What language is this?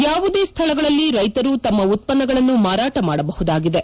Kannada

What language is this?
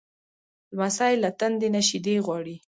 Pashto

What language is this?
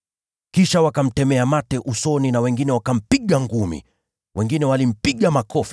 Swahili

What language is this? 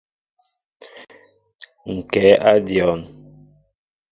Mbo (Cameroon)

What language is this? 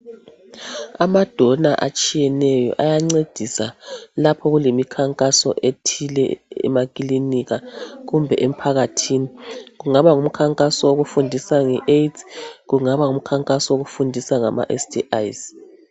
North Ndebele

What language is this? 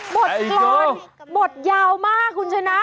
Thai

